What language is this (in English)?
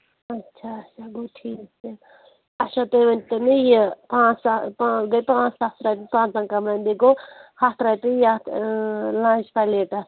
Kashmiri